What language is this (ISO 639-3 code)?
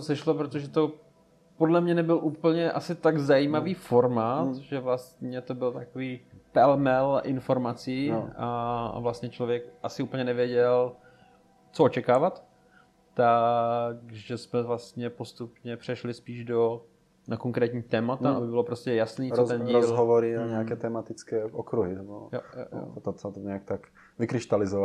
ces